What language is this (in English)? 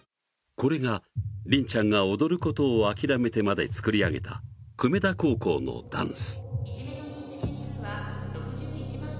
Japanese